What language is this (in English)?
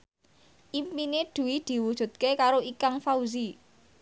Javanese